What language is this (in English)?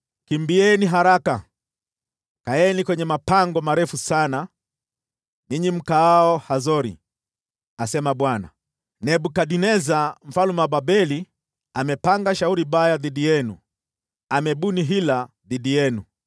Swahili